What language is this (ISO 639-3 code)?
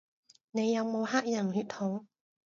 yue